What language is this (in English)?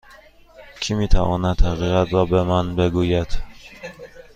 Persian